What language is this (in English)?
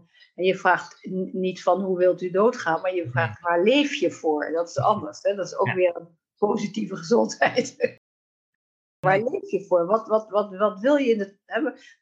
Dutch